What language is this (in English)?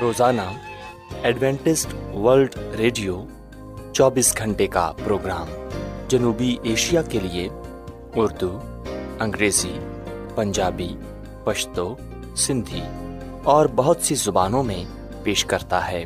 Urdu